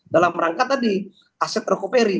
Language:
Indonesian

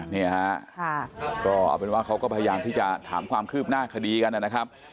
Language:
Thai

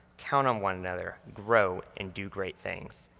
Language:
English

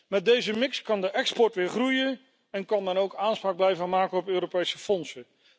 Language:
Dutch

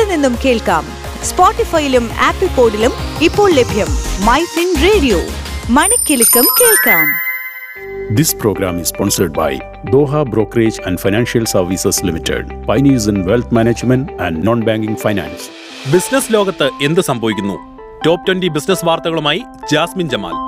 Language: Malayalam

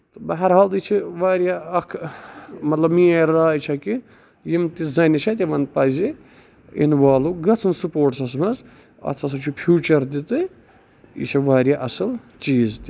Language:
Kashmiri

